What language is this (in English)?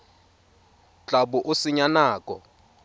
Tswana